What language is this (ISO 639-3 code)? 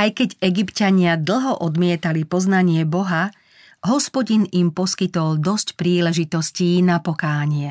slk